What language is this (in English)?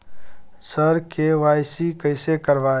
Maithili